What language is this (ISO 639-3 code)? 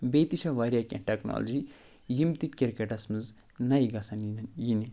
kas